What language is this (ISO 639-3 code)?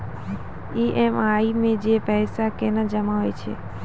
mai